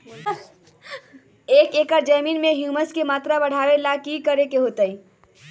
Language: Magahi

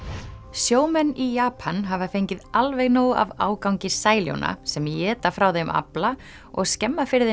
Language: Icelandic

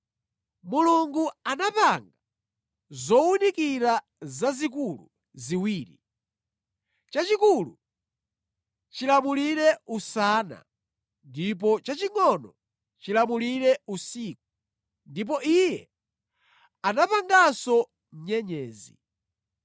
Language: Nyanja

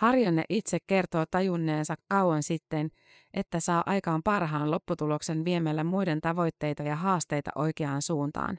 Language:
Finnish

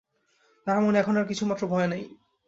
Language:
Bangla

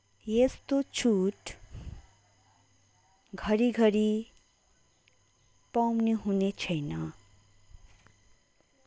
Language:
Nepali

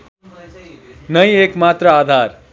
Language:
Nepali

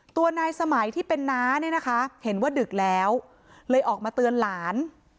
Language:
Thai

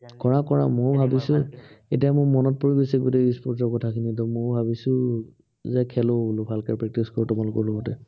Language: Assamese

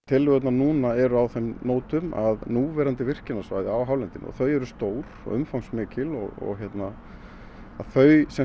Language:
Icelandic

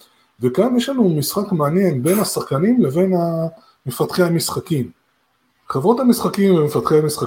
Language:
Hebrew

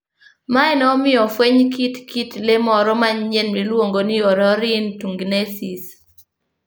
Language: Luo (Kenya and Tanzania)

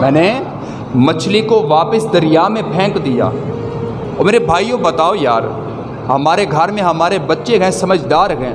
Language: Urdu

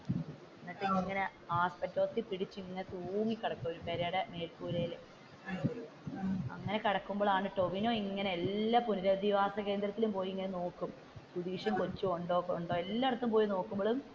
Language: Malayalam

